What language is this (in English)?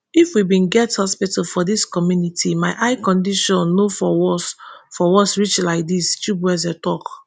Nigerian Pidgin